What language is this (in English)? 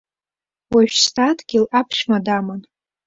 Abkhazian